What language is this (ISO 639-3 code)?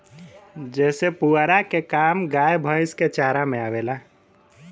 bho